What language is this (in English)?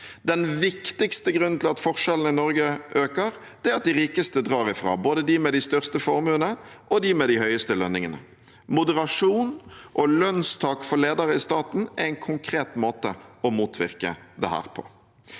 Norwegian